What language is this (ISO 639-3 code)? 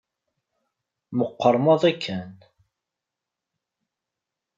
kab